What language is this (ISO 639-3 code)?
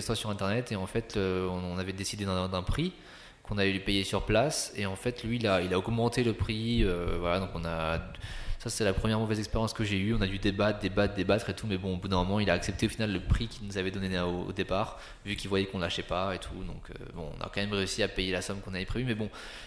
fra